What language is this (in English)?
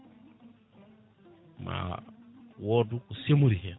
Fula